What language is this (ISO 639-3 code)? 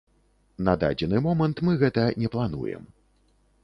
bel